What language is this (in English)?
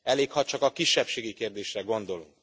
Hungarian